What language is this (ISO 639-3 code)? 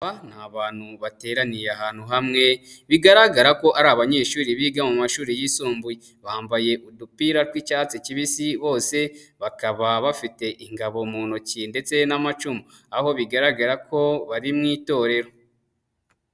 kin